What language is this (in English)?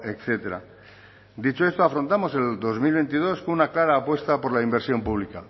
Spanish